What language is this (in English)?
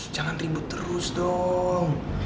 Indonesian